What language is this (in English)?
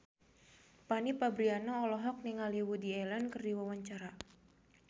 Sundanese